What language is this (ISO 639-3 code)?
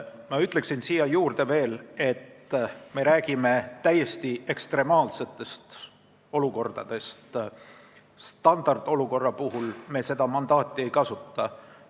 est